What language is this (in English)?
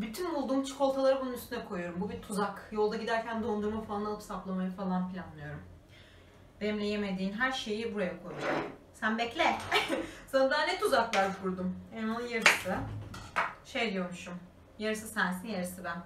Turkish